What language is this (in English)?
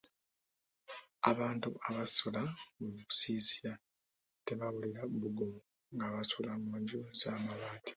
Ganda